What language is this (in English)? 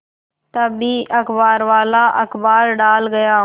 Hindi